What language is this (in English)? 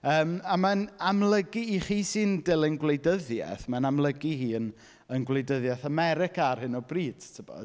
Welsh